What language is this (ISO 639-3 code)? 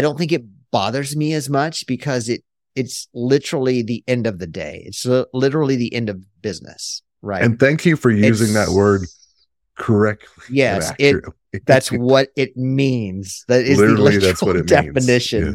eng